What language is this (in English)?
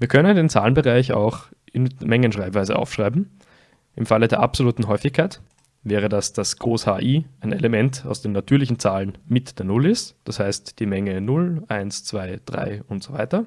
German